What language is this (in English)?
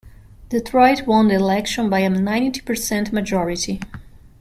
English